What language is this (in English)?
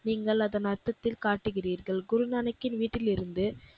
Tamil